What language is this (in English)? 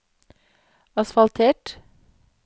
Norwegian